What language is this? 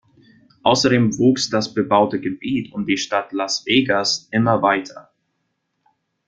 German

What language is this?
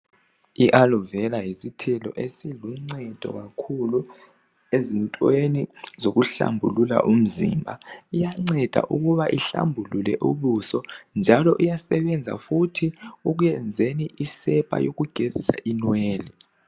North Ndebele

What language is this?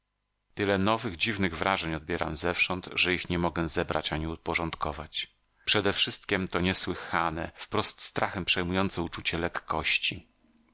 Polish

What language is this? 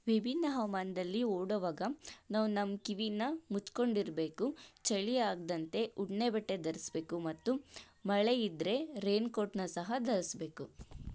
Kannada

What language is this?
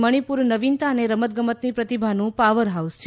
Gujarati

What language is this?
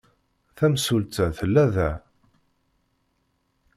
Kabyle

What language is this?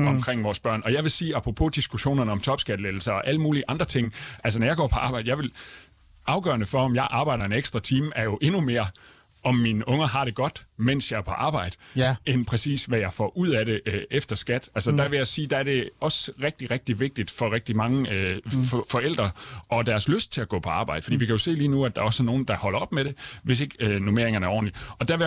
Danish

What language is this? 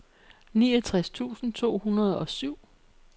Danish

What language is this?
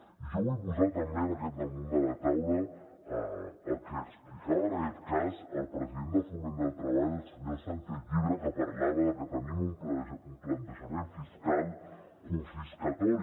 Catalan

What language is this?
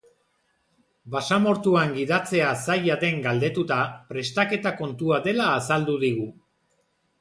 Basque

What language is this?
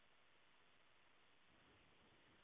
Punjabi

